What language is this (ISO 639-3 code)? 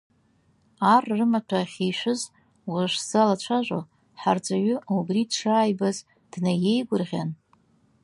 abk